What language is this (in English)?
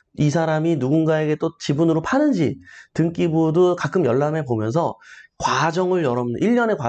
Korean